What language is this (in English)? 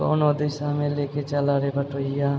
Maithili